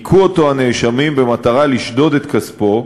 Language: Hebrew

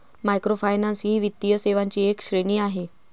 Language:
Marathi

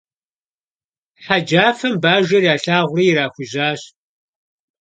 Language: Kabardian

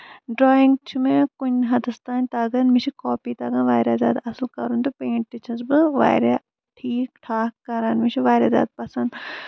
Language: Kashmiri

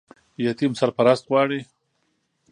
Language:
Pashto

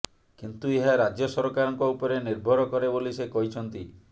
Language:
Odia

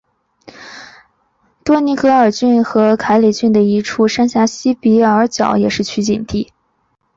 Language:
Chinese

